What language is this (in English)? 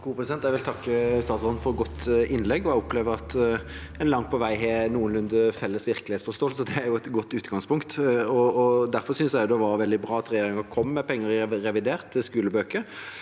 Norwegian